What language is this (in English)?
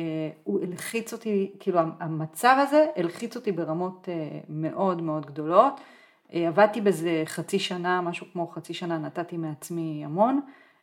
Hebrew